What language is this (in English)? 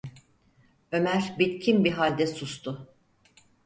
Turkish